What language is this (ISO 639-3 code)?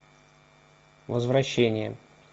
rus